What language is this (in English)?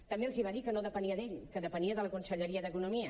Catalan